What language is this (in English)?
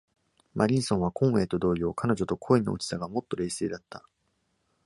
Japanese